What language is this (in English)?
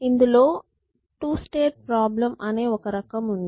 Telugu